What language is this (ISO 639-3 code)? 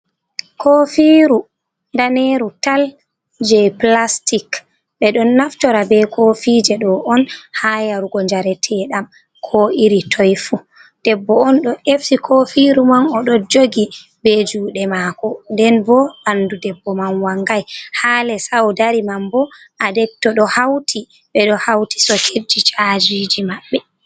ful